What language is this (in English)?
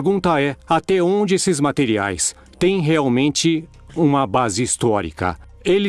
Portuguese